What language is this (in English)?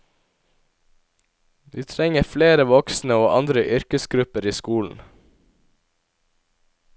Norwegian